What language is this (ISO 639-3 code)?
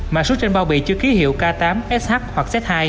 vie